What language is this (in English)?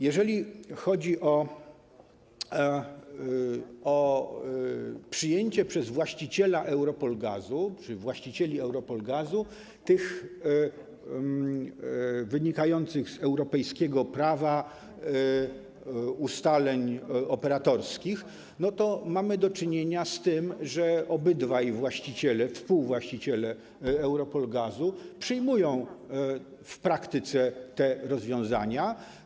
Polish